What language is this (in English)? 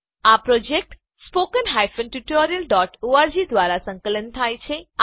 Gujarati